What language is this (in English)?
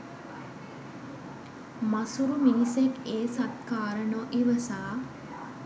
Sinhala